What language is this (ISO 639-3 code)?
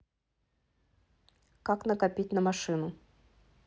rus